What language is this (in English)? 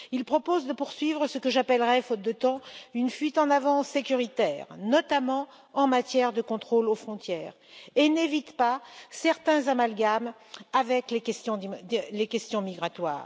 French